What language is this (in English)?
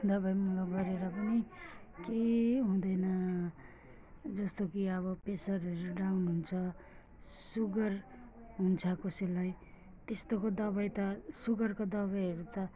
Nepali